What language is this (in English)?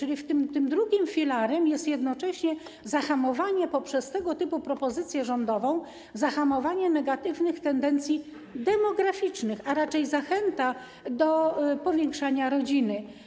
Polish